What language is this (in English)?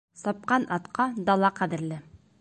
Bashkir